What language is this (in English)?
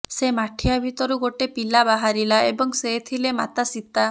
Odia